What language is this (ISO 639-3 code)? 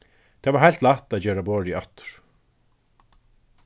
fao